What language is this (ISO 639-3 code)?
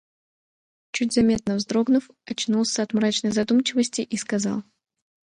rus